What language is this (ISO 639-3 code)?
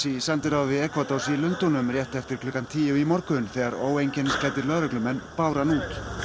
isl